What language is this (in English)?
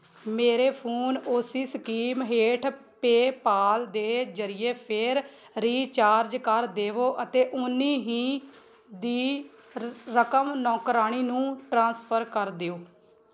Punjabi